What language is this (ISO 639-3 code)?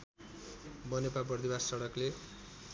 nep